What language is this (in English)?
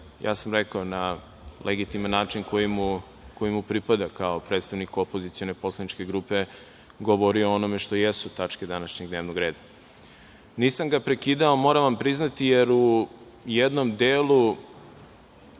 Serbian